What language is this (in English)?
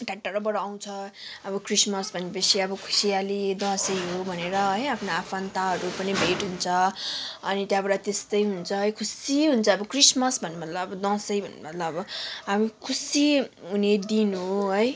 Nepali